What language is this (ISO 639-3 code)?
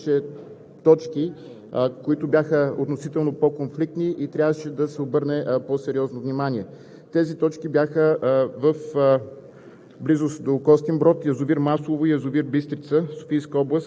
bul